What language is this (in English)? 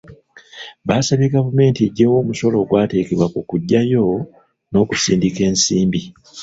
Ganda